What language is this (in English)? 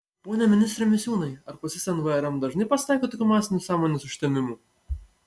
Lithuanian